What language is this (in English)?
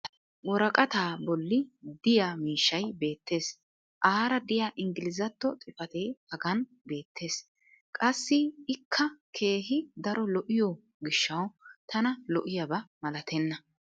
Wolaytta